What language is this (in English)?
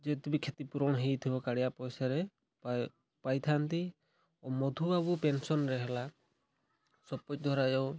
Odia